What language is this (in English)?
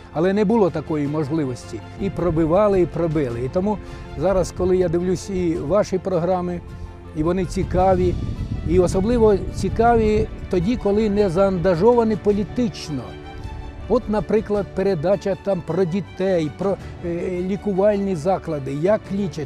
Russian